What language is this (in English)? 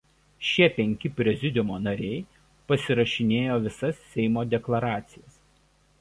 Lithuanian